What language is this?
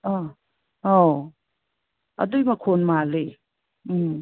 Manipuri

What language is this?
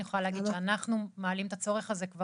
Hebrew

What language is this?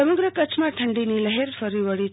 Gujarati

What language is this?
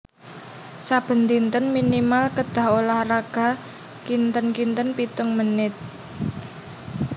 Javanese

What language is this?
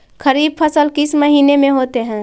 Magahi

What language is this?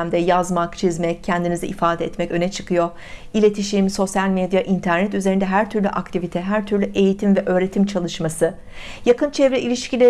Turkish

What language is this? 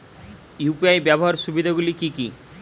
Bangla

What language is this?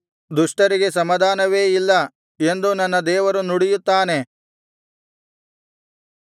Kannada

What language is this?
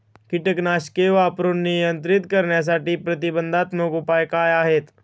Marathi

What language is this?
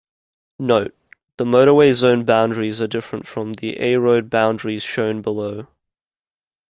English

